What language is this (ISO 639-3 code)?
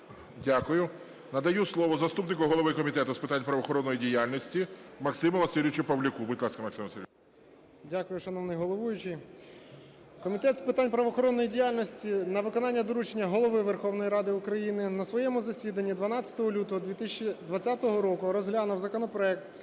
ukr